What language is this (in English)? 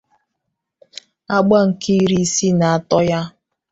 Igbo